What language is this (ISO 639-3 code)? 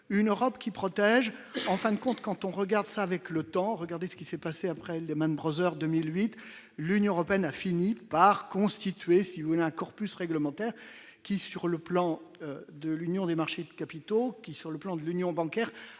fra